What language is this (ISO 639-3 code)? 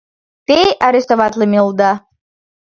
chm